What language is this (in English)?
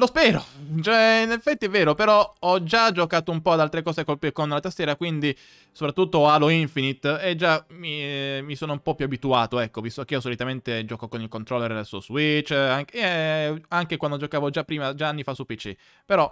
Italian